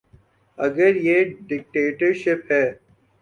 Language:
Urdu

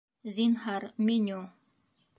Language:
Bashkir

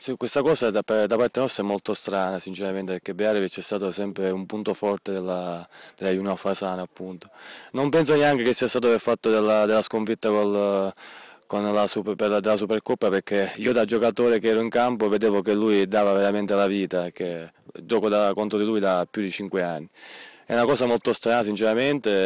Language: Italian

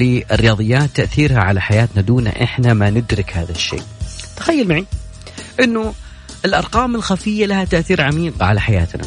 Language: Arabic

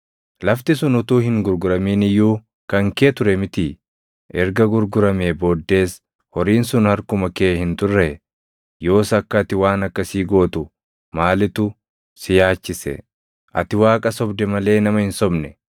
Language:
Oromo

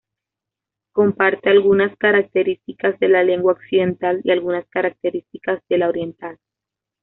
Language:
Spanish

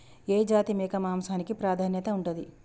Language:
Telugu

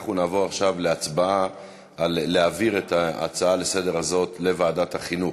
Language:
Hebrew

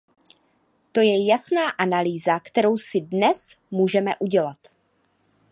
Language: Czech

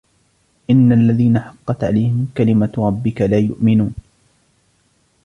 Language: Arabic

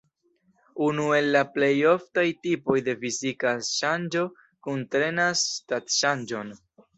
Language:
Esperanto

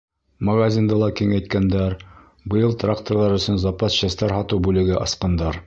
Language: Bashkir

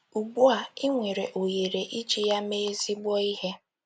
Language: Igbo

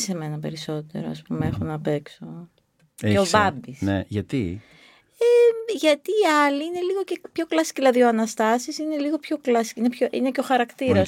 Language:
Greek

